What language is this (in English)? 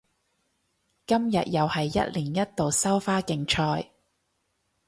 Cantonese